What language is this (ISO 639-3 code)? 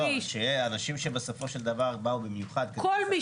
heb